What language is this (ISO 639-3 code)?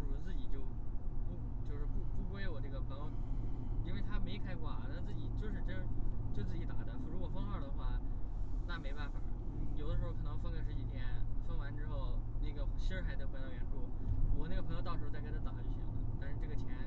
zho